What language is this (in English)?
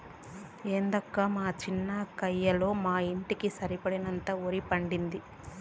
Telugu